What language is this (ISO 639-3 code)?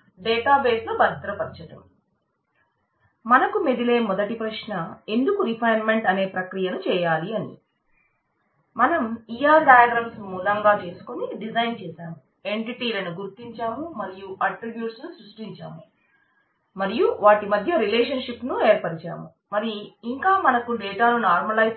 tel